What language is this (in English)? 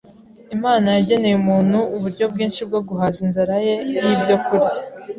Kinyarwanda